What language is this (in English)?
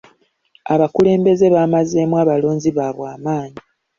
Ganda